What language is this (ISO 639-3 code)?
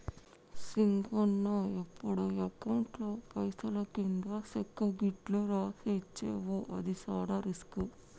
tel